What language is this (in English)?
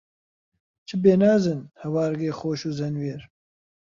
Central Kurdish